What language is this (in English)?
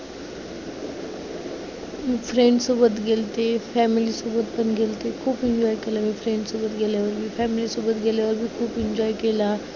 Marathi